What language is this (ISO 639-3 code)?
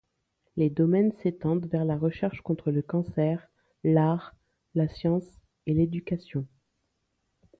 fra